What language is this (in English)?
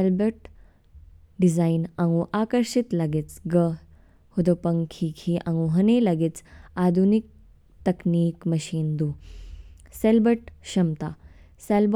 Kinnauri